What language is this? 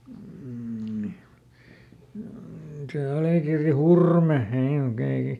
Finnish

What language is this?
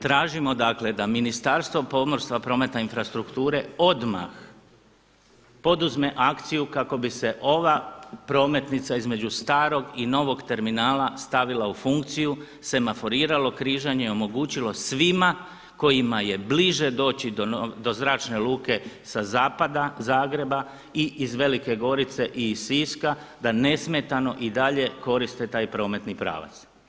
Croatian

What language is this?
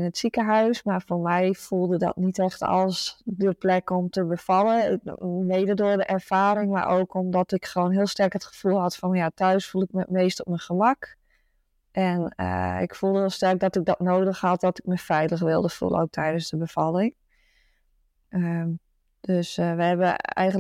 Dutch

